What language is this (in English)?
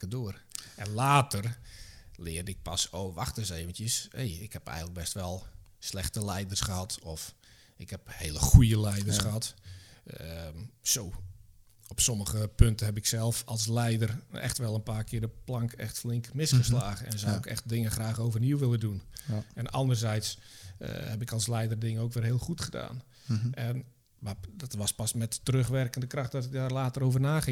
Dutch